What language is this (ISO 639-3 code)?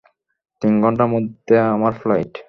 ben